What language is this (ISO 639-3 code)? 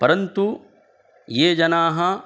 san